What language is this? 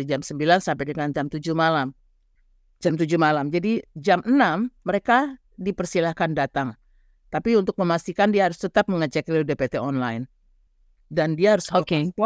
Indonesian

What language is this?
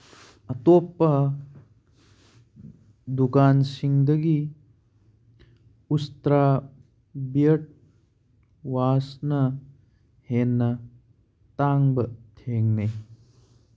Manipuri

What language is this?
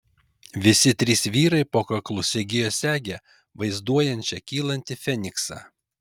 Lithuanian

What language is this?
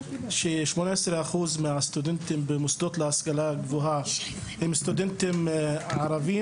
Hebrew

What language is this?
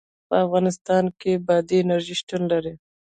Pashto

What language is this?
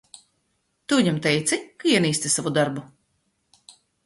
Latvian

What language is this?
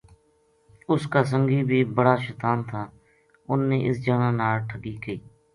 Gujari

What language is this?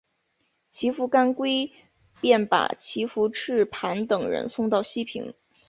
Chinese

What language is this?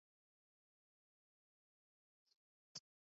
Georgian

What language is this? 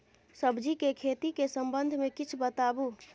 Maithili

